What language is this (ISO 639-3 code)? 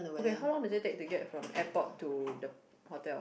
eng